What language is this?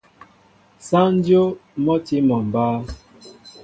Mbo (Cameroon)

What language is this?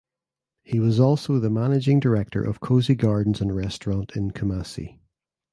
English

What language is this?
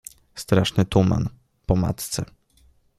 Polish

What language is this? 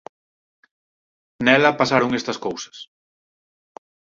Galician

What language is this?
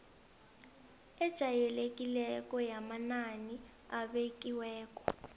South Ndebele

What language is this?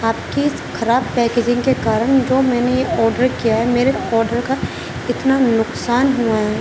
Urdu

